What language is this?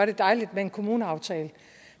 Danish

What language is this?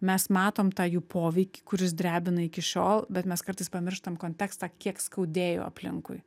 Lithuanian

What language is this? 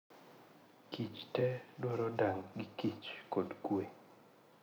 Luo (Kenya and Tanzania)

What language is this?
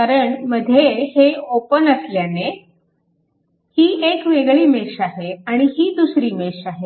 Marathi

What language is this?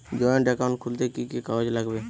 Bangla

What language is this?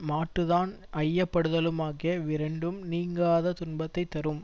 Tamil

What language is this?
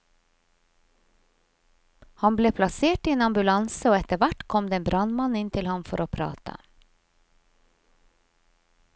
Norwegian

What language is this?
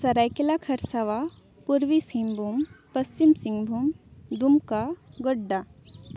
Santali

